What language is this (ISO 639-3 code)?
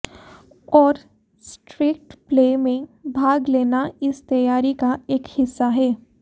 hin